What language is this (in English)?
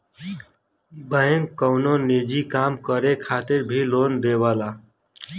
Bhojpuri